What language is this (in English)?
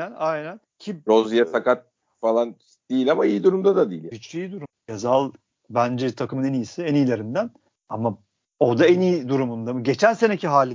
Turkish